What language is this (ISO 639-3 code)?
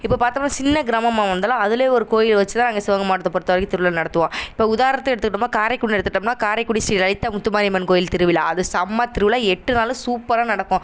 tam